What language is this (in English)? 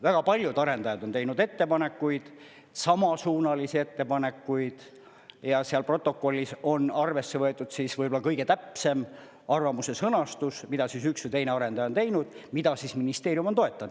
Estonian